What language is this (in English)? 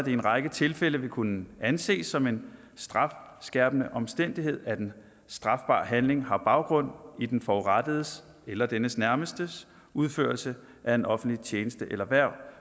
Danish